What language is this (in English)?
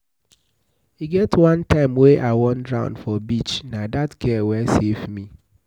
Nigerian Pidgin